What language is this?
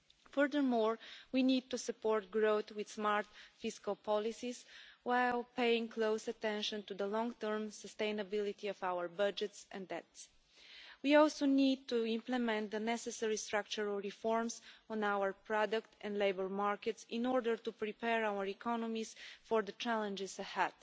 English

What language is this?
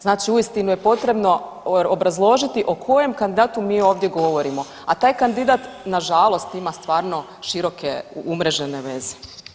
Croatian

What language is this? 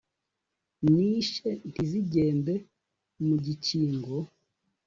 Kinyarwanda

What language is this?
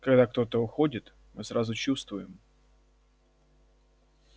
Russian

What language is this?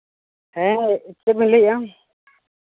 Santali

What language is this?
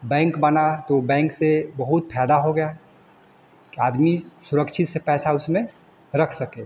Hindi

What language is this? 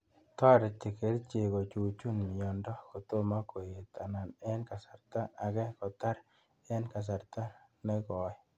Kalenjin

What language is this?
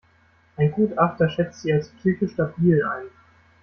German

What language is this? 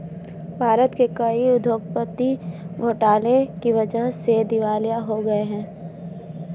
Hindi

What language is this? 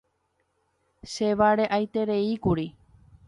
Guarani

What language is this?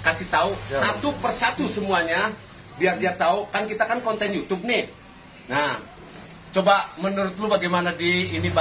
Indonesian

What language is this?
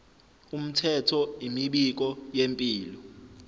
Zulu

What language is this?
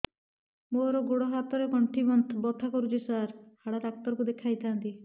Odia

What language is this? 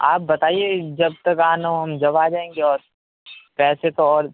Urdu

